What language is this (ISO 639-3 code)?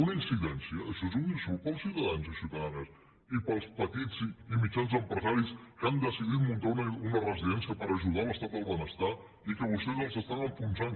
cat